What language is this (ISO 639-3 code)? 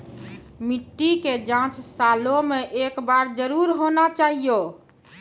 mai